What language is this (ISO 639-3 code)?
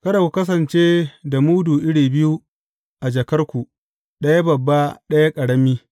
hau